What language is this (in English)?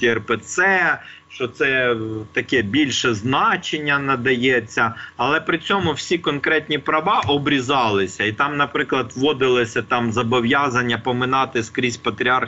Ukrainian